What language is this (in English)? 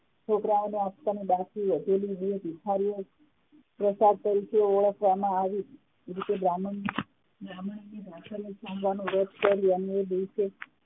Gujarati